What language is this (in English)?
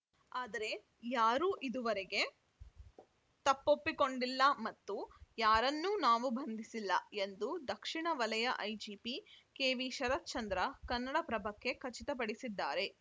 Kannada